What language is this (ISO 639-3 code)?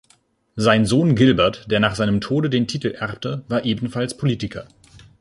deu